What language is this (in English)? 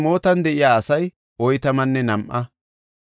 Gofa